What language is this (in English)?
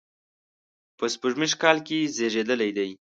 Pashto